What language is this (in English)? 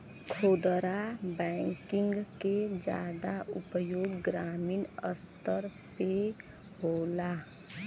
Bhojpuri